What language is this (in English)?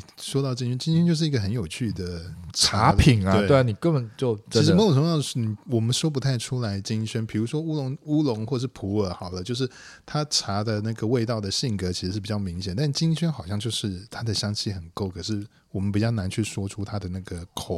Chinese